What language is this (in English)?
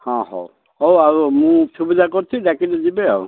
Odia